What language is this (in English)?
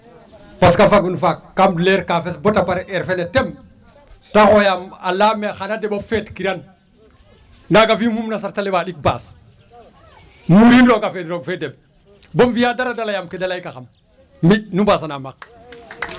Serer